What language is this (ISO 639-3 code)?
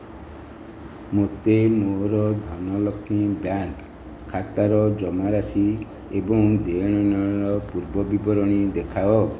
ori